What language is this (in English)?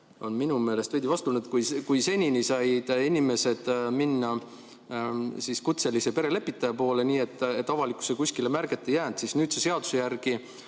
Estonian